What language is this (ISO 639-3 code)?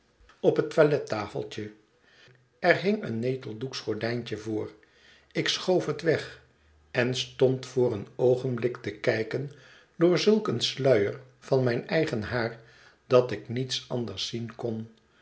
nld